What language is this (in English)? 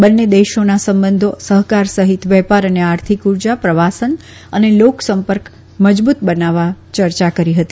Gujarati